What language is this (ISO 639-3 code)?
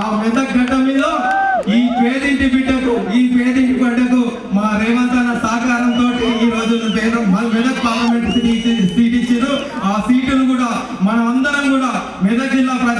tel